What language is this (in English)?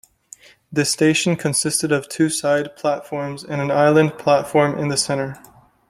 English